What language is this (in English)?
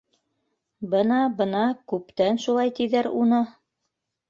Bashkir